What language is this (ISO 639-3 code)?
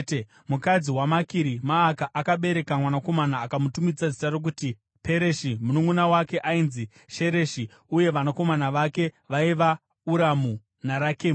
sna